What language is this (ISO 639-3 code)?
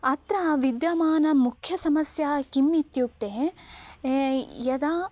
san